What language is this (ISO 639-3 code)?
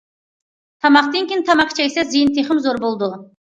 uig